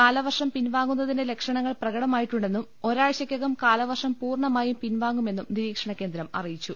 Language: Malayalam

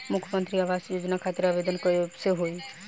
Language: Bhojpuri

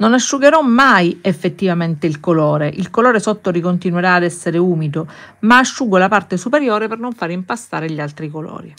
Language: Italian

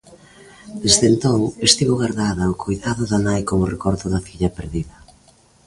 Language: Galician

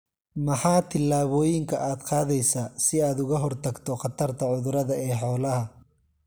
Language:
Somali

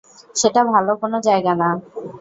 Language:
Bangla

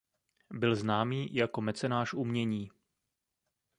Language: Czech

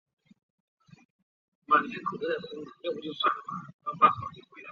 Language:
Chinese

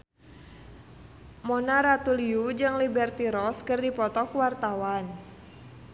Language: Sundanese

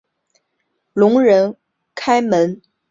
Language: Chinese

